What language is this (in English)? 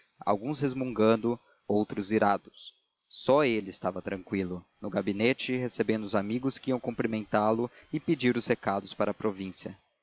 Portuguese